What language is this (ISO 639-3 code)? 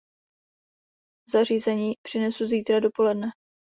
ces